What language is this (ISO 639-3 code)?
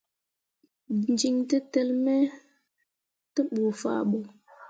mua